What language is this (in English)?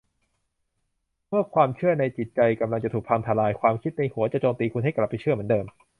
Thai